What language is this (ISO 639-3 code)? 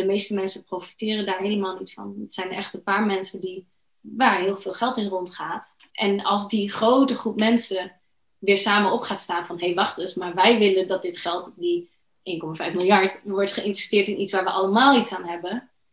nld